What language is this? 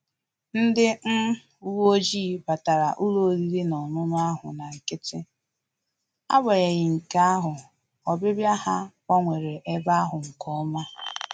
Igbo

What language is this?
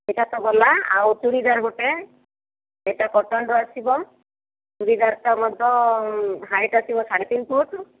Odia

